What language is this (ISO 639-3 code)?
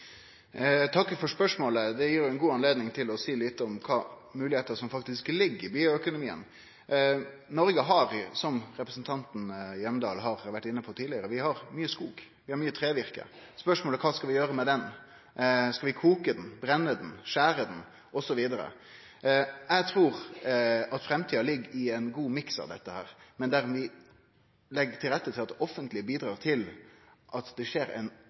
nor